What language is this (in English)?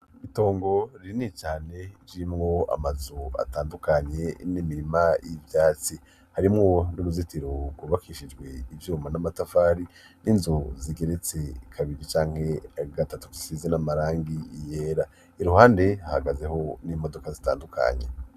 Rundi